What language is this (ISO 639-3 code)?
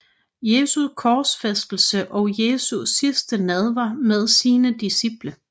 dan